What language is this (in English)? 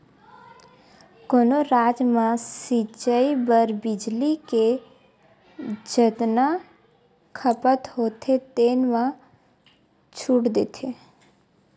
Chhattisgarhi